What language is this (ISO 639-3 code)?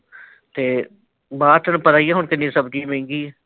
pan